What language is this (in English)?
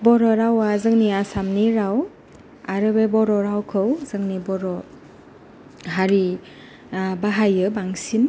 Bodo